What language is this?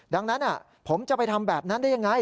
Thai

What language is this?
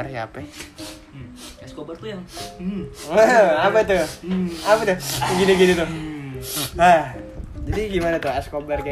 Indonesian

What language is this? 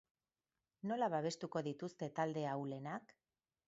Basque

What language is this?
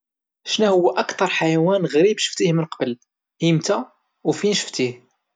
Moroccan Arabic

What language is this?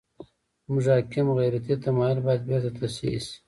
Pashto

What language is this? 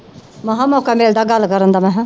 Punjabi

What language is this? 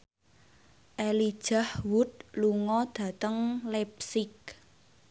Javanese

